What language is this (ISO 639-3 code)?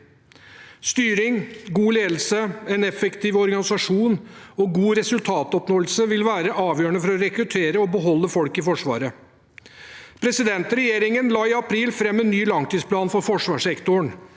nor